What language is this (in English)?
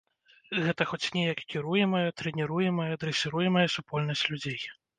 Belarusian